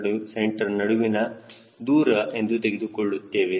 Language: Kannada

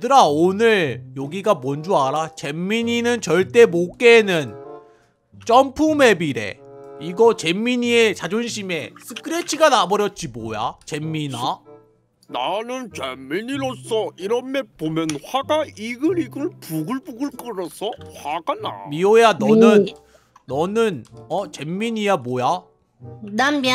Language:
Korean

